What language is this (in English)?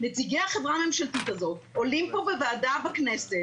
Hebrew